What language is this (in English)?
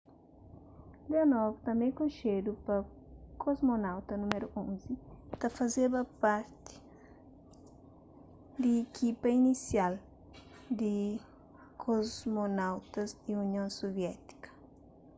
Kabuverdianu